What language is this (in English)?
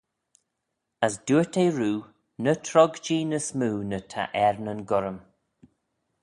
Manx